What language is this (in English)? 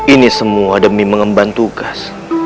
Indonesian